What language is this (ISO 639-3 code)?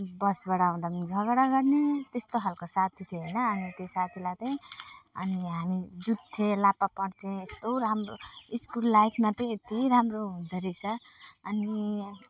nep